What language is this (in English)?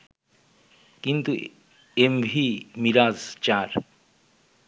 Bangla